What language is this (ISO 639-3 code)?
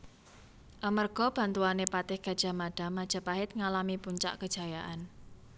jav